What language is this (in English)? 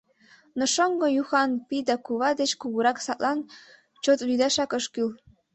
Mari